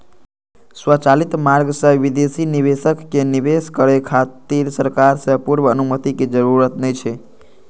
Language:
Maithili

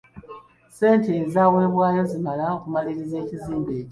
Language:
Ganda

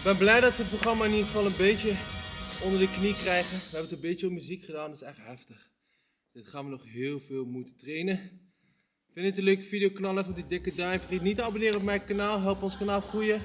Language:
Dutch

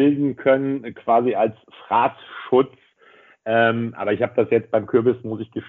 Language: German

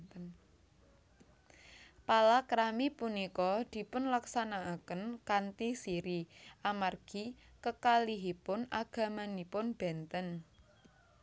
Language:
Javanese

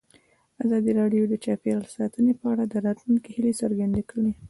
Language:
Pashto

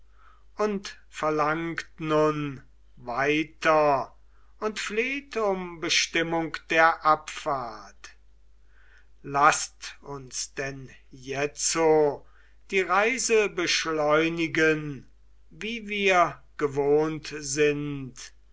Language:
German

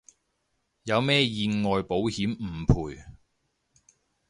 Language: Cantonese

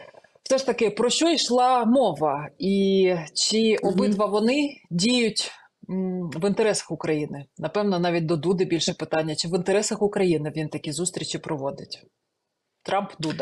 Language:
Ukrainian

